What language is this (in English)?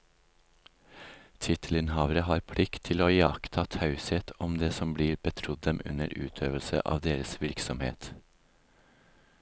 Norwegian